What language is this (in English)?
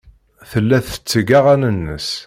Kabyle